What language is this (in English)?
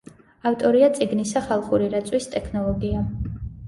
Georgian